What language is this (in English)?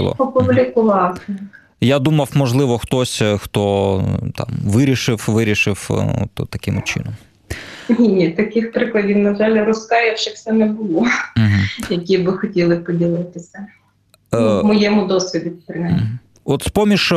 Ukrainian